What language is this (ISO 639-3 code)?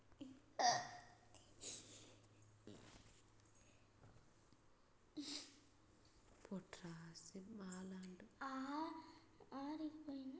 kan